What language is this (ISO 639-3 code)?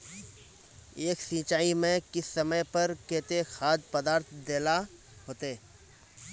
mag